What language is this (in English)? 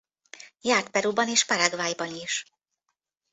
Hungarian